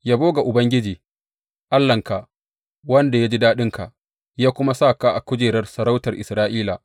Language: Hausa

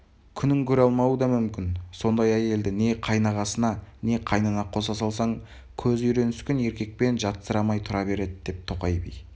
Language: Kazakh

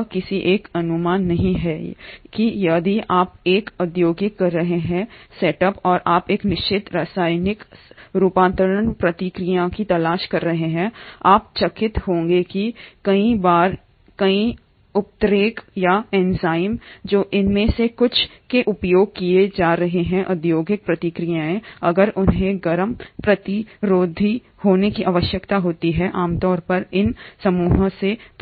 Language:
Hindi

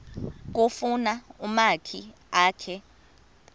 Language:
Xhosa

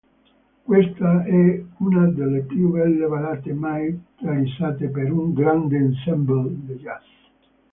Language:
Italian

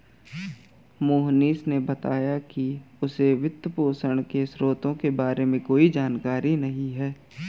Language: Hindi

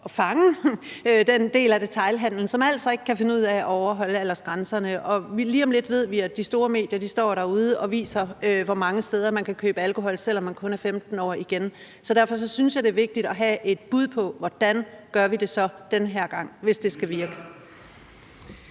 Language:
Danish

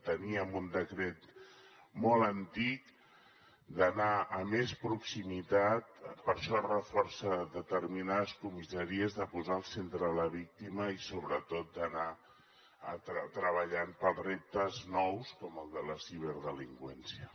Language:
Catalan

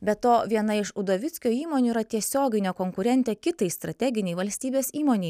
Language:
Lithuanian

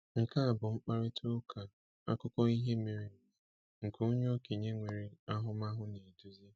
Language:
Igbo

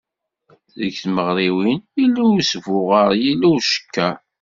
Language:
Kabyle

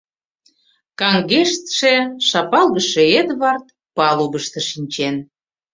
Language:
Mari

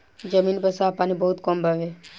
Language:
Bhojpuri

